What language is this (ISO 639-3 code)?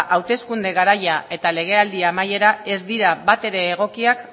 eus